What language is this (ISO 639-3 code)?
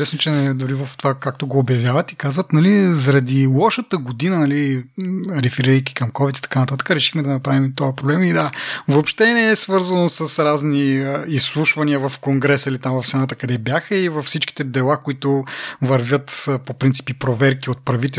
bul